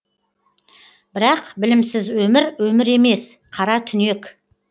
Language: Kazakh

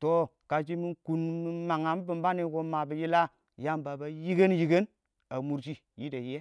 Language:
Awak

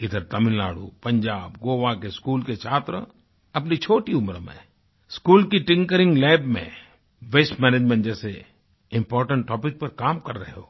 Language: Hindi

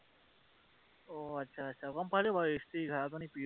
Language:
Assamese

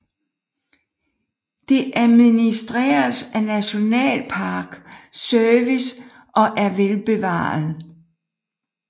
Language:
Danish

